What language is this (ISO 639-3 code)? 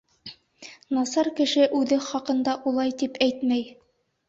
bak